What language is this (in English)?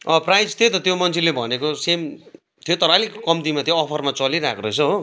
Nepali